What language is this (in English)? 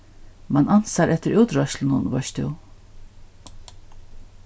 Faroese